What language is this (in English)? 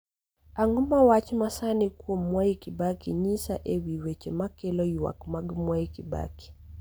Luo (Kenya and Tanzania)